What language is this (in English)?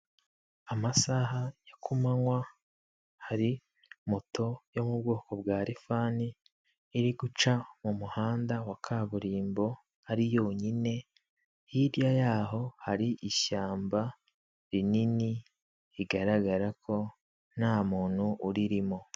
Kinyarwanda